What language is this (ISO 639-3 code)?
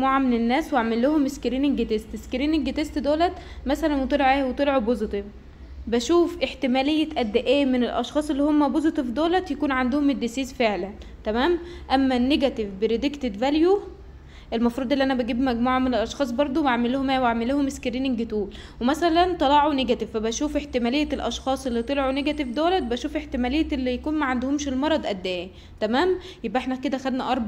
ara